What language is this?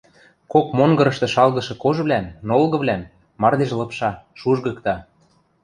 Western Mari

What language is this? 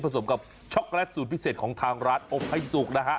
Thai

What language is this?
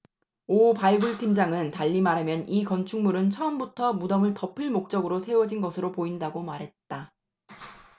Korean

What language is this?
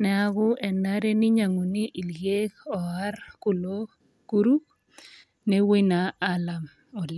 Masai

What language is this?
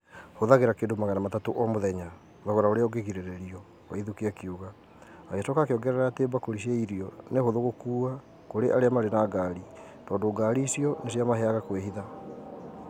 Kikuyu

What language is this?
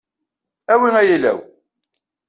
Kabyle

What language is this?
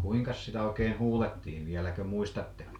Finnish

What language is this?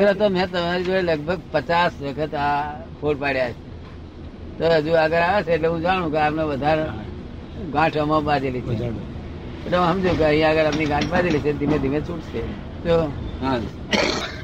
Gujarati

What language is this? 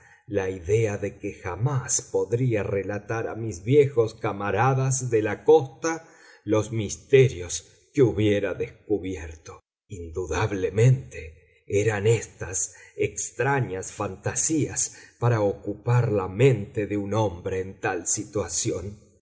Spanish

